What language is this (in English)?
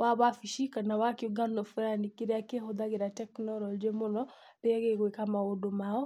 Kikuyu